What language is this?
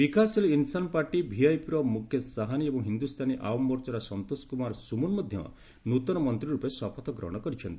Odia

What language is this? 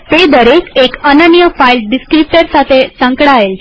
Gujarati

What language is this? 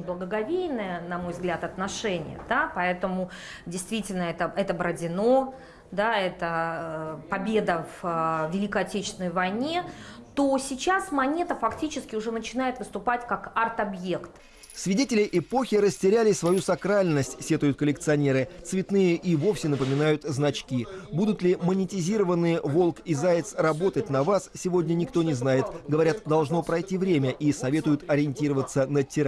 Russian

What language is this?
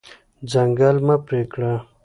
Pashto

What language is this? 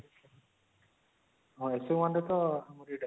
Odia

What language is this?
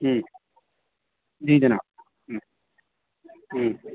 Urdu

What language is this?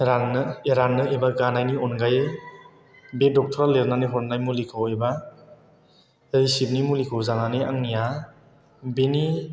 Bodo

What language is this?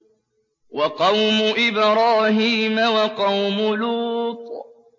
Arabic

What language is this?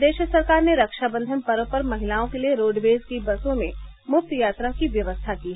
Hindi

